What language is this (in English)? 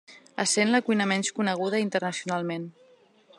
Catalan